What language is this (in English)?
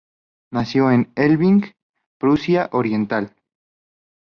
Spanish